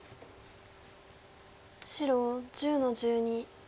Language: Japanese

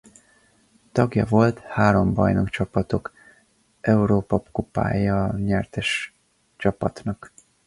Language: Hungarian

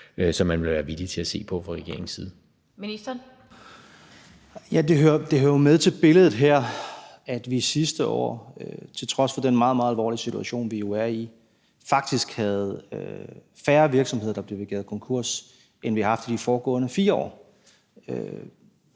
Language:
Danish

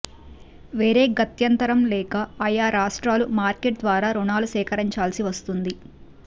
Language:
Telugu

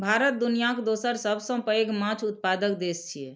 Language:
Maithili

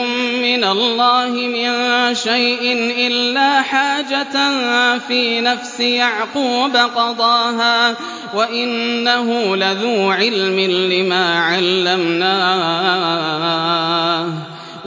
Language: Arabic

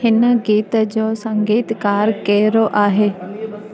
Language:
Sindhi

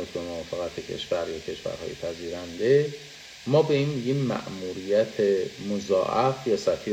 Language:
Persian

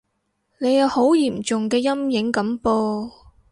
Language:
Cantonese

